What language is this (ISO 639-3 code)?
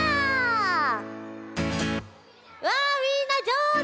jpn